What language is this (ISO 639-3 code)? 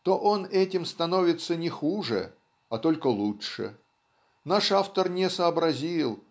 rus